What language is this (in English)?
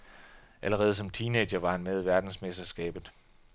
Danish